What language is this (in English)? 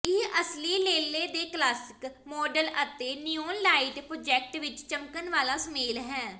Punjabi